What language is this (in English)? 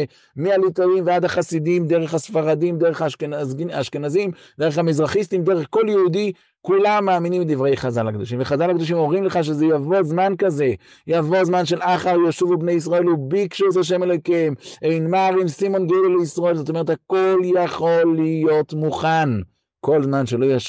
Hebrew